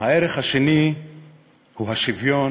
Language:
Hebrew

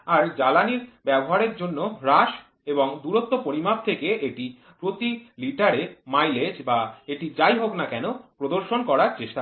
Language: Bangla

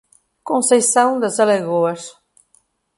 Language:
Portuguese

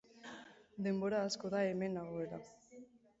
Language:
Basque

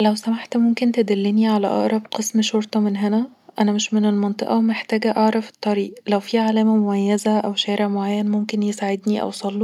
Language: Egyptian Arabic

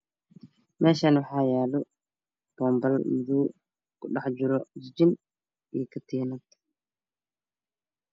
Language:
Somali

